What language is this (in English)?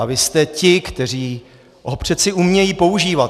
Czech